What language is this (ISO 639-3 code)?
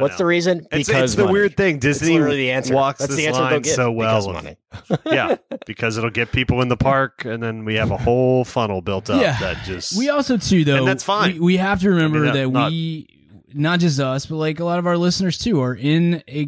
eng